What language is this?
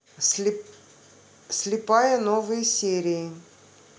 Russian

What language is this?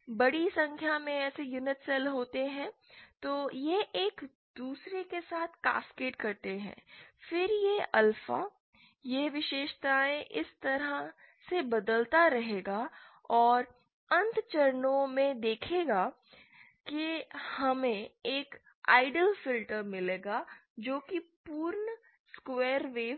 Hindi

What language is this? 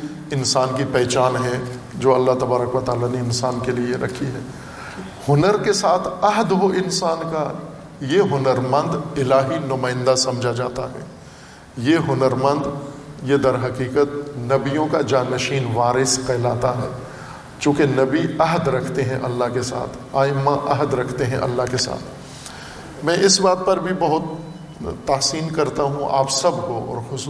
Urdu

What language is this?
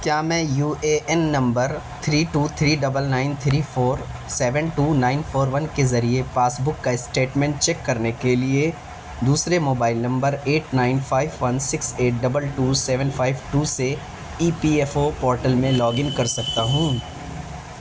Urdu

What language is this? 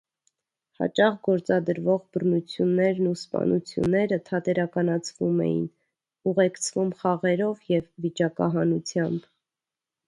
Armenian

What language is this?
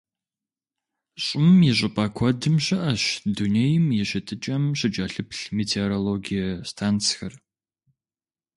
Kabardian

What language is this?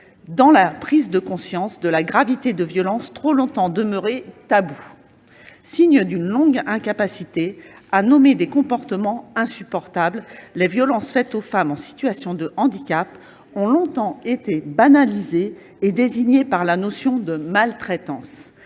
French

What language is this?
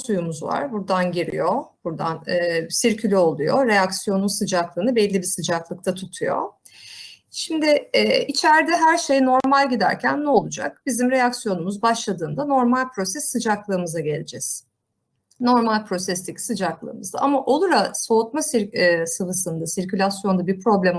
Turkish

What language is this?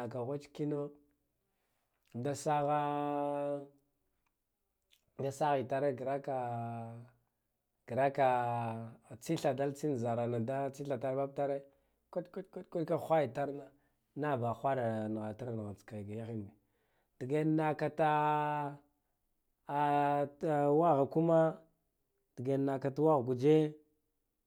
Guduf-Gava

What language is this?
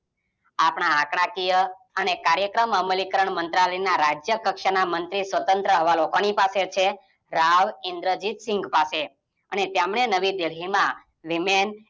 Gujarati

